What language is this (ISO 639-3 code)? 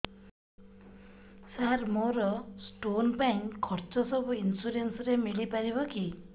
ori